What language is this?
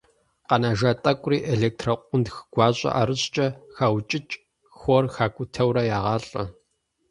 Kabardian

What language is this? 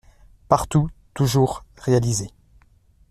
French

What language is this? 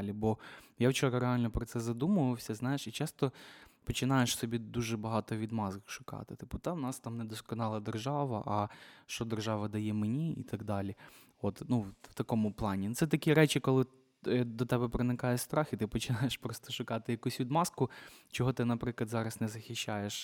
Ukrainian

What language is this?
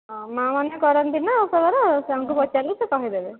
Odia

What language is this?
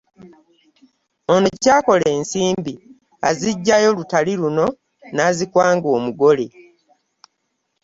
Ganda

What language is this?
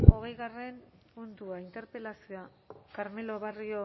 Basque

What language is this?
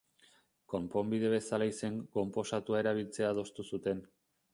Basque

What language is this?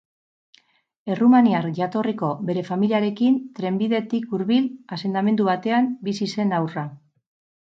Basque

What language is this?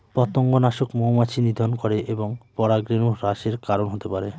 Bangla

